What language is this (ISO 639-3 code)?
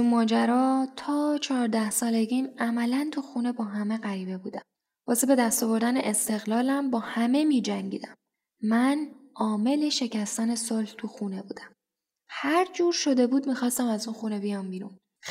fas